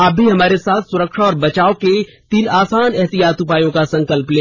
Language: Hindi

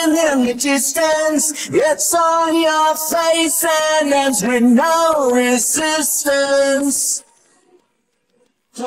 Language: English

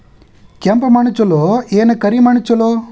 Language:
Kannada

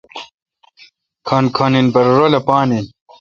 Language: Kalkoti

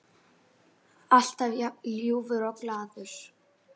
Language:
Icelandic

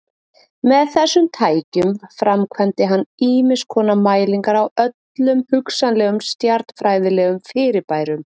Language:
Icelandic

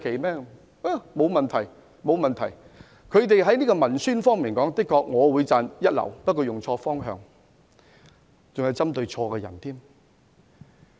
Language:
Cantonese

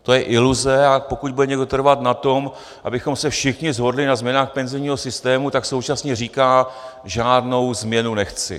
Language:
Czech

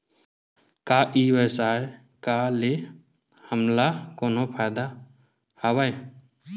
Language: Chhattisgarhi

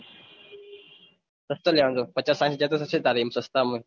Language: Gujarati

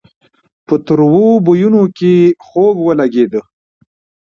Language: Pashto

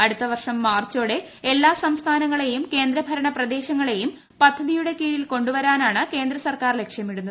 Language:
Malayalam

